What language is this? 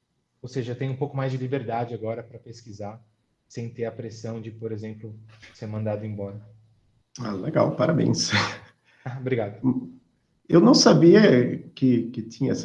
Portuguese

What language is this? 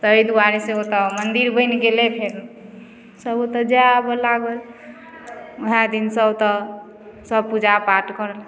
Maithili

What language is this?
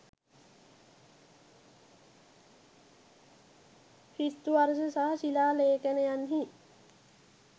Sinhala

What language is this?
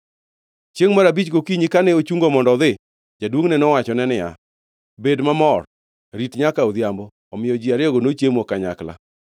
Luo (Kenya and Tanzania)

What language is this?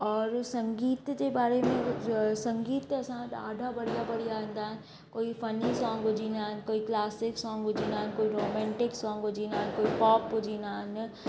Sindhi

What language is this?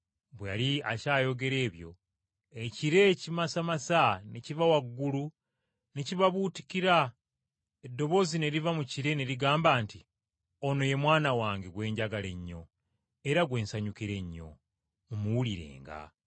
Ganda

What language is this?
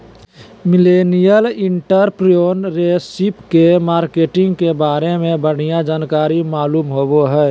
Magahi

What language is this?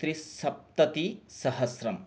Sanskrit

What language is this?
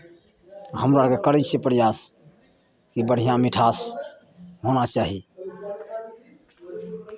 Maithili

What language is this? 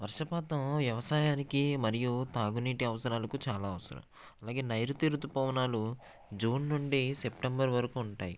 Telugu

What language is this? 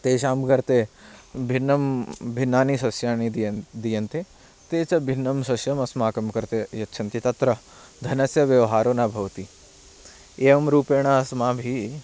Sanskrit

